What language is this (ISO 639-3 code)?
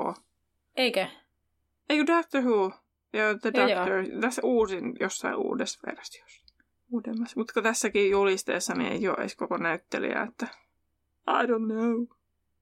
fin